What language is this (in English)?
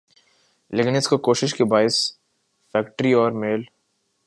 Urdu